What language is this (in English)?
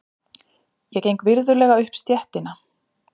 Icelandic